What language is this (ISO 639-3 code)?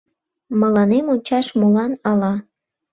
chm